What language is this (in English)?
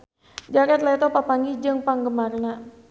Sundanese